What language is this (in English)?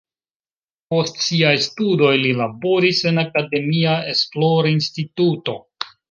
Esperanto